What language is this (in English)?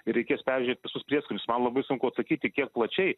Lithuanian